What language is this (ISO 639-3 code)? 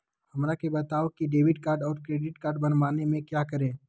mag